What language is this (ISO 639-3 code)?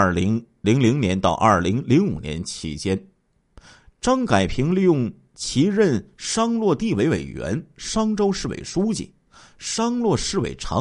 zho